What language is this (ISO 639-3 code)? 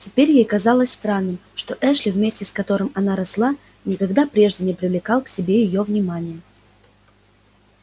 rus